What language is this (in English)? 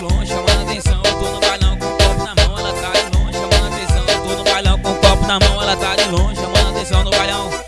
Portuguese